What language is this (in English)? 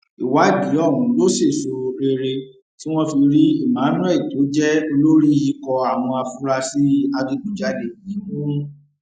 Yoruba